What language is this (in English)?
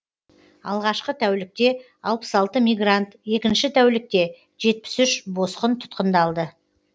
Kazakh